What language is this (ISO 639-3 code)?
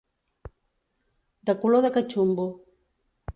cat